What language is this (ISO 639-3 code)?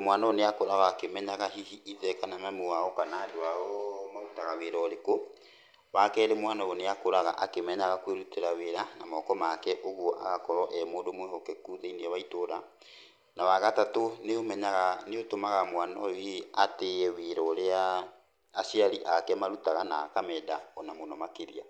kik